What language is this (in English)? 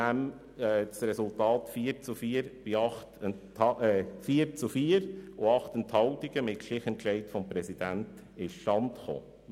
Swiss German